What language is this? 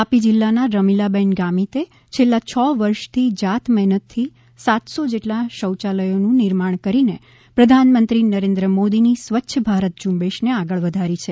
Gujarati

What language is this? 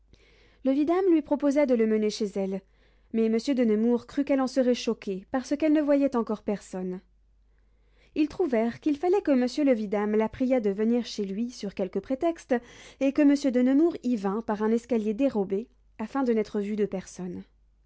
French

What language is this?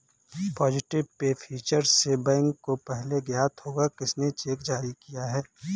Hindi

